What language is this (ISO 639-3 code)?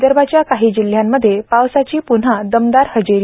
mar